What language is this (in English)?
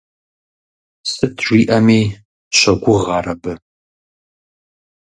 Kabardian